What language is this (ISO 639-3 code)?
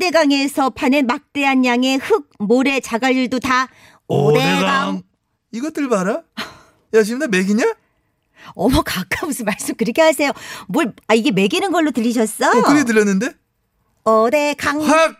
kor